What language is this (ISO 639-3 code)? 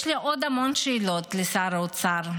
heb